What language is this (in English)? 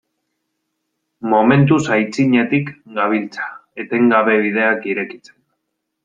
Basque